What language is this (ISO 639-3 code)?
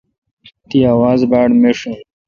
xka